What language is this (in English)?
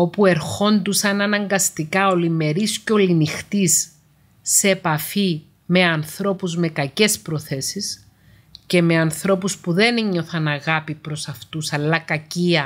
Greek